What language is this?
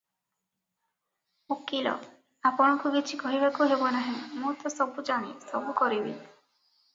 Odia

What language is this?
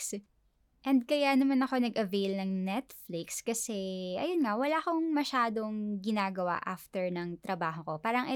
Filipino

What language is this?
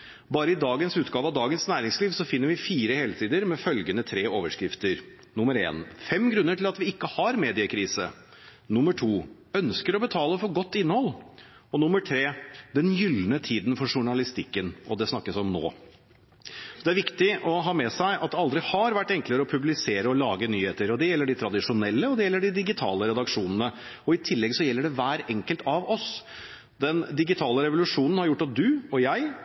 Norwegian Bokmål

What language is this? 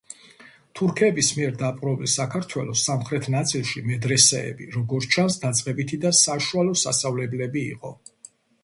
Georgian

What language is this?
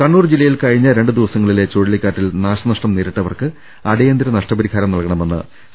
Malayalam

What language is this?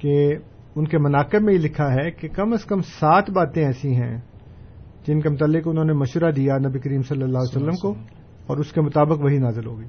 Urdu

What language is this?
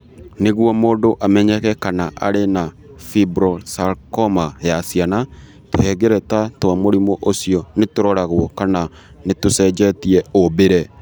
Kikuyu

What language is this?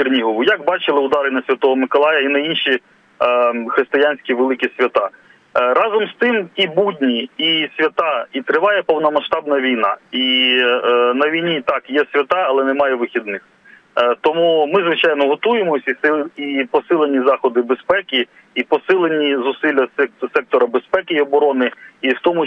Ukrainian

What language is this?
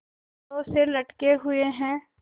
Hindi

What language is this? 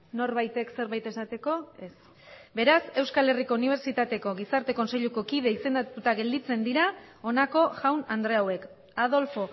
Basque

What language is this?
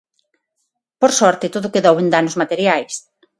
Galician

